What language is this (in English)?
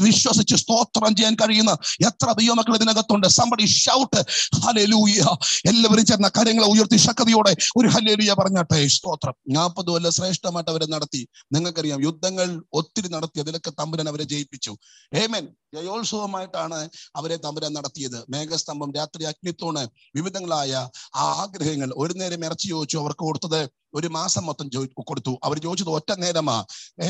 Malayalam